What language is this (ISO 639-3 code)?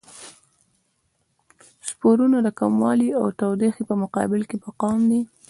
pus